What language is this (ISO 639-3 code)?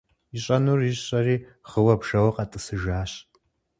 kbd